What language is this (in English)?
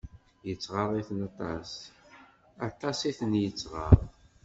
Kabyle